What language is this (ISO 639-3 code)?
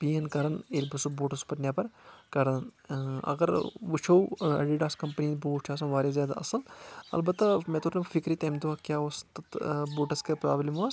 kas